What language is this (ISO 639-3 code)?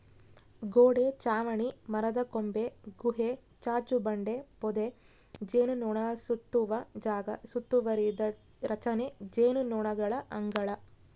kan